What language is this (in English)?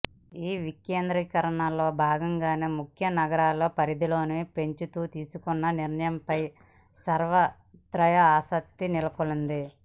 Telugu